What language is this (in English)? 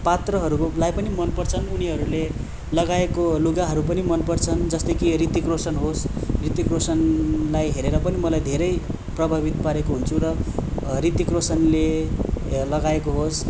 Nepali